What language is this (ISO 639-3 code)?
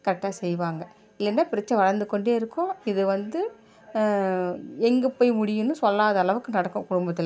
tam